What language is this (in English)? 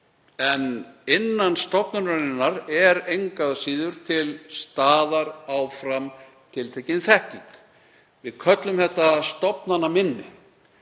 Icelandic